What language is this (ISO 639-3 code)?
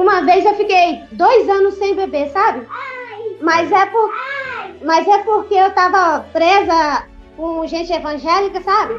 por